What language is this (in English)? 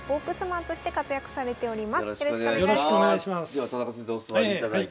Japanese